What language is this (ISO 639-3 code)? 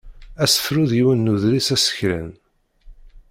kab